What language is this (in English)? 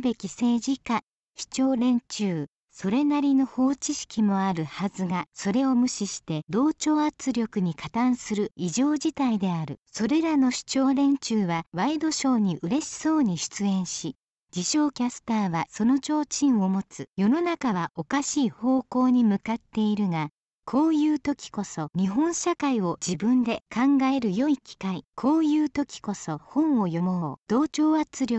Japanese